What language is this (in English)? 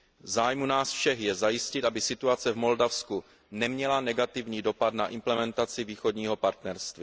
Czech